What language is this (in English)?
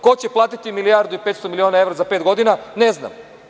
Serbian